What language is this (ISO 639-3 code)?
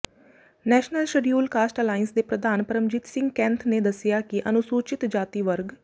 pan